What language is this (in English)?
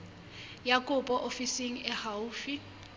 Southern Sotho